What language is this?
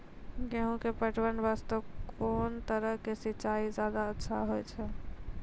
Maithili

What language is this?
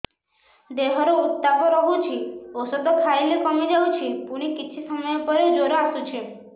Odia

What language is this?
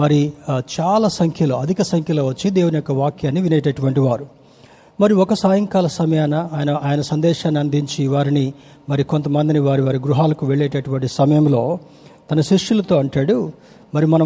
Telugu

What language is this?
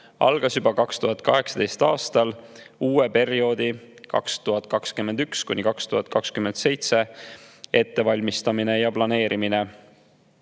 Estonian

